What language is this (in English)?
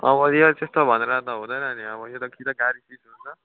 Nepali